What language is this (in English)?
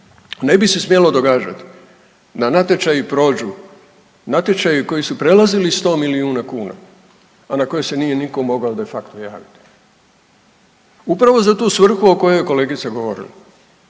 Croatian